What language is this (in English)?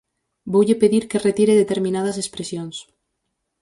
Galician